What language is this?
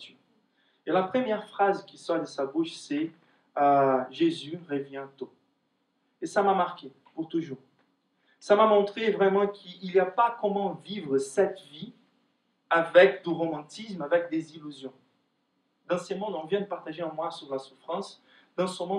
French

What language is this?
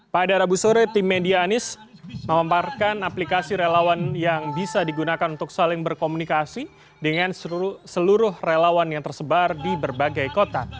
Indonesian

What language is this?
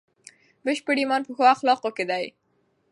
Pashto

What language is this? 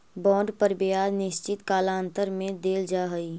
Magahi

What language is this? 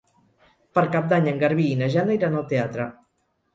Catalan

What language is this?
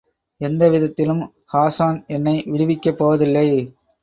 Tamil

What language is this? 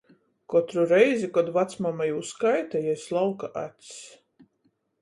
Latgalian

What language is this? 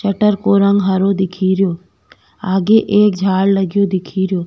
Rajasthani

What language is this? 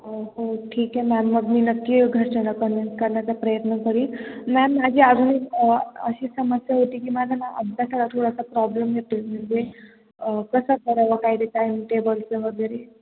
Marathi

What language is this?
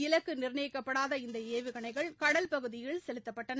Tamil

